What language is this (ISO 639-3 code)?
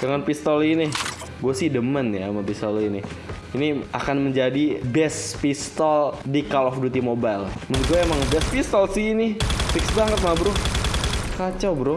ind